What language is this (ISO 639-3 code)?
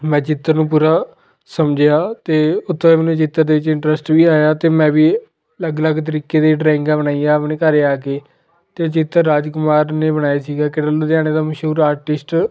pan